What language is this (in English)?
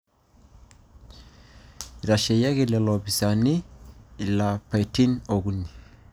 Masai